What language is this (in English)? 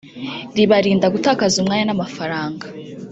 Kinyarwanda